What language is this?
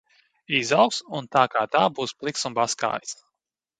Latvian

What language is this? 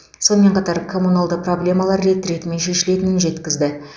Kazakh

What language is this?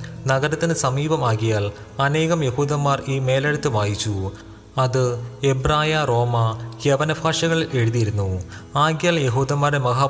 Malayalam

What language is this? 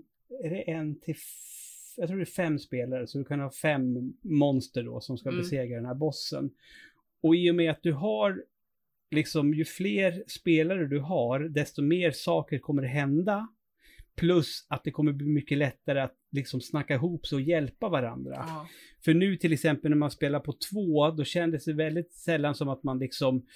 Swedish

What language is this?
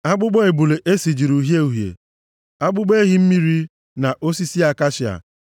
Igbo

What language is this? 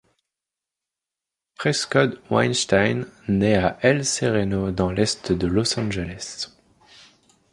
French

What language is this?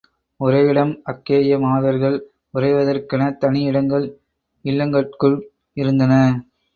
Tamil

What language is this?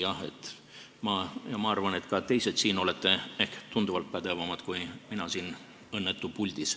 Estonian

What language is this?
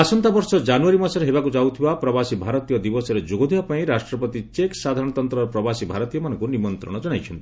Odia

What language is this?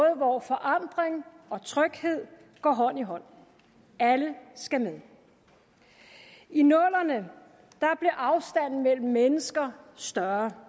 Danish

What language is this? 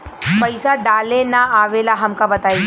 Bhojpuri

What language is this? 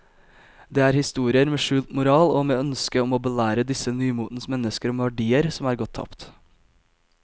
Norwegian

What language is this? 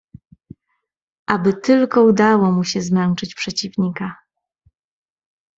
Polish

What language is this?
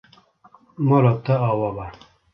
Kurdish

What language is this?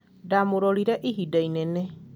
Kikuyu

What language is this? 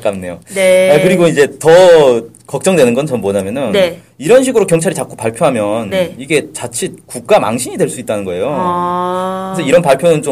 Korean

